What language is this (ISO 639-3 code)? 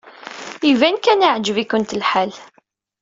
kab